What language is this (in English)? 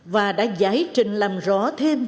Vietnamese